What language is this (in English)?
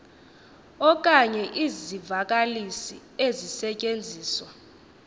Xhosa